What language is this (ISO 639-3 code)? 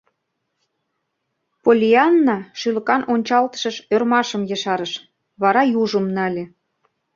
chm